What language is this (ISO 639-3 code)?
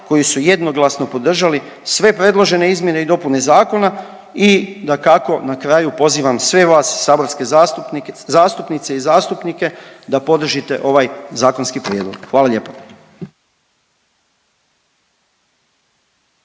hrv